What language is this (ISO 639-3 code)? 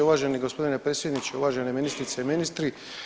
hrv